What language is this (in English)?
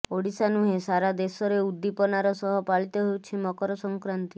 Odia